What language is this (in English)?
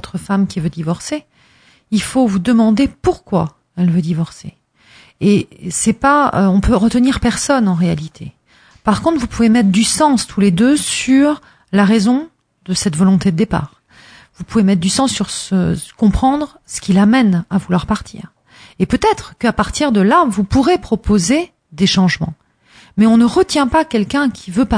French